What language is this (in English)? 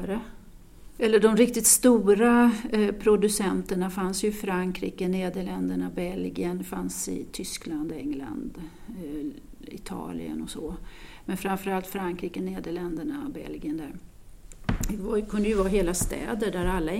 Swedish